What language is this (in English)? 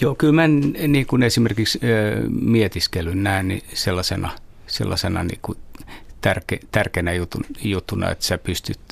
Finnish